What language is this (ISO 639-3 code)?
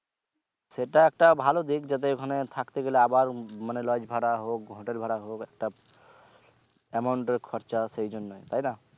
ben